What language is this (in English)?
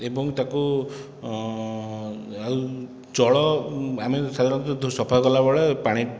Odia